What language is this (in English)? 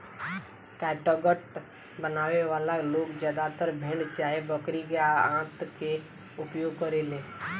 Bhojpuri